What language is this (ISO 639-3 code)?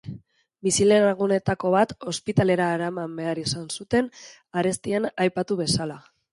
eus